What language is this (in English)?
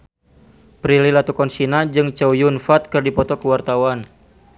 Sundanese